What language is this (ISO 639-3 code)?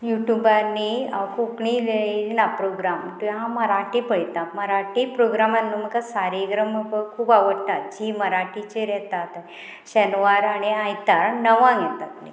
kok